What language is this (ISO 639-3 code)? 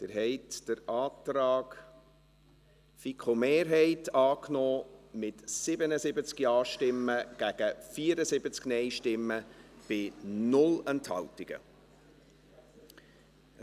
gsw